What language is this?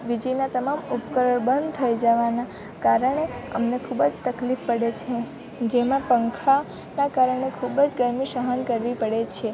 Gujarati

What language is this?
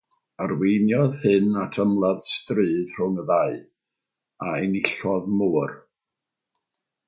Welsh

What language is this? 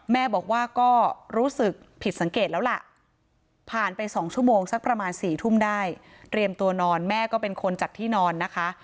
Thai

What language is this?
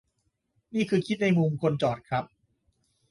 Thai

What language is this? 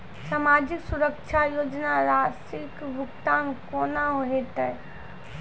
Maithili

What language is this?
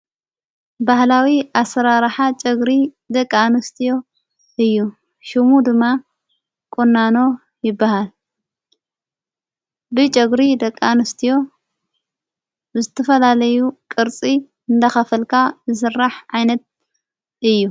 Tigrinya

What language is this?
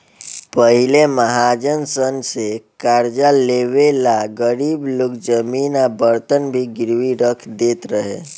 Bhojpuri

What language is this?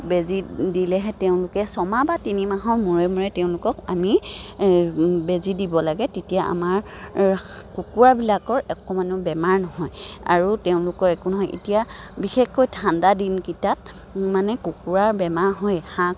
Assamese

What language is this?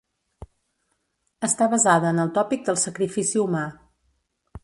Catalan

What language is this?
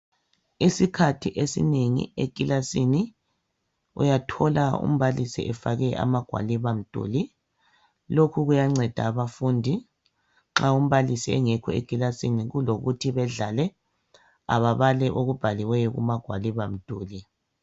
North Ndebele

